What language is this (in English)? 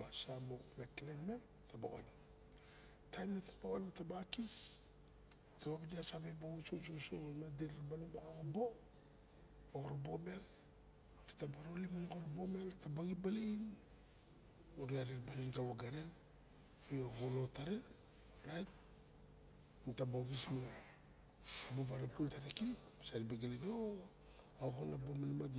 Barok